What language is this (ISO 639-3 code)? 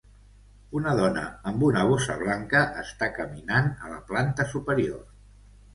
cat